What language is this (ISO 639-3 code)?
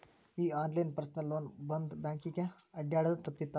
kan